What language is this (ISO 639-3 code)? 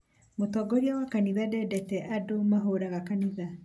kik